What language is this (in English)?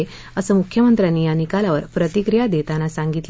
Marathi